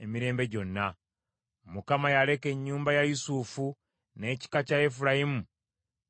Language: Ganda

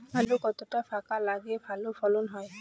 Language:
Bangla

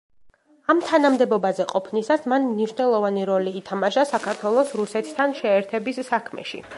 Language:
Georgian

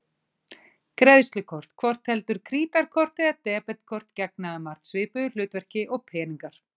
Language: Icelandic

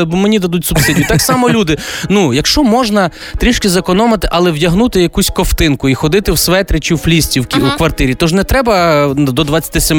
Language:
Ukrainian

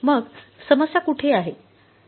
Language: Marathi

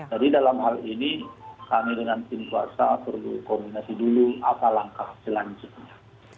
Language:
Indonesian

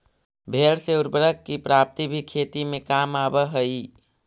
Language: Magahi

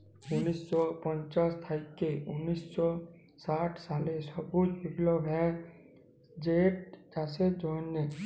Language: Bangla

